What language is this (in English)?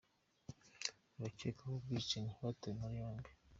Kinyarwanda